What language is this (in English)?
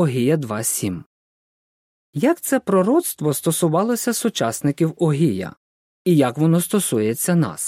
Ukrainian